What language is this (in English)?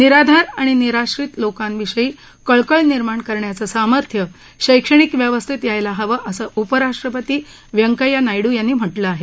Marathi